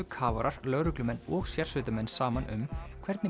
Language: Icelandic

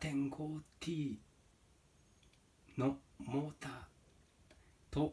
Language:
Japanese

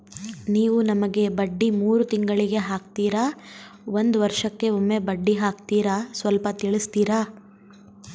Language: Kannada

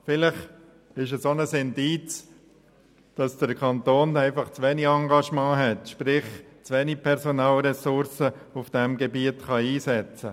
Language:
Swiss German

